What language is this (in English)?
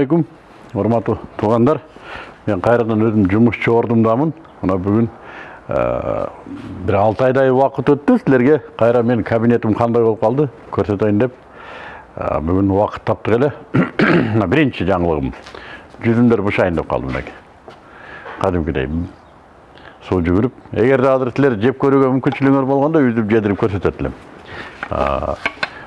Turkish